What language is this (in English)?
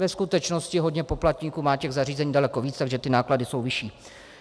Czech